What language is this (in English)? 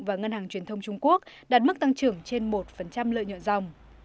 Vietnamese